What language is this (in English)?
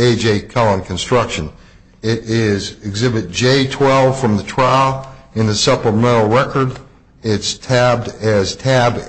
English